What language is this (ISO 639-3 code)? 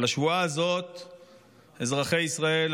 heb